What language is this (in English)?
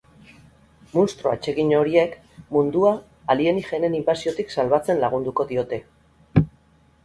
Basque